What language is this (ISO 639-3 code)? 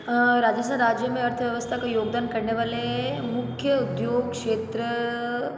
hin